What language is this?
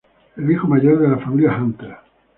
Spanish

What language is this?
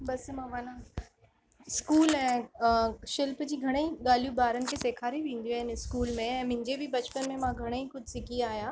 Sindhi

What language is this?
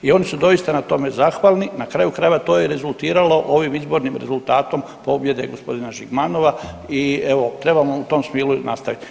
Croatian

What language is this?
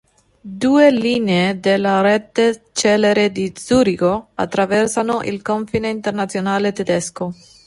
Italian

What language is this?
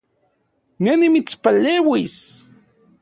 Central Puebla Nahuatl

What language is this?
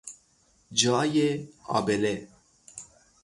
Persian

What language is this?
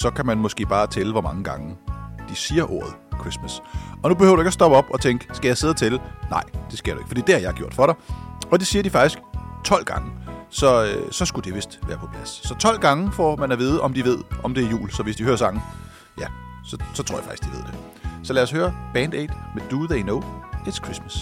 Danish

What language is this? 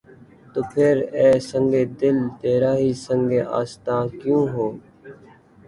Urdu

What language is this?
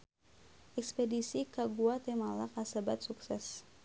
Sundanese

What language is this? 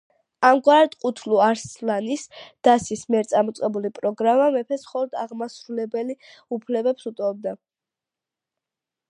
Georgian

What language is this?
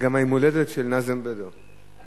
Hebrew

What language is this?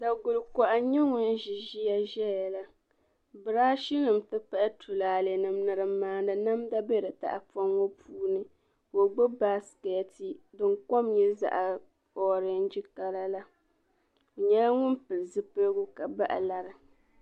Dagbani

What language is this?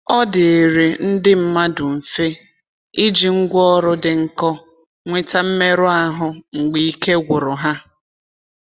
Igbo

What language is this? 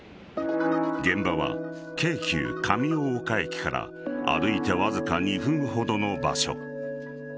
Japanese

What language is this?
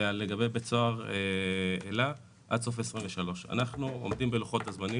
Hebrew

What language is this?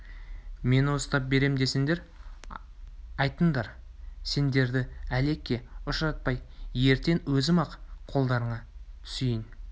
Kazakh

